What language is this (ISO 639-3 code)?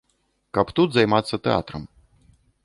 bel